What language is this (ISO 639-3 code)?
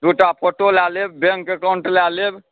mai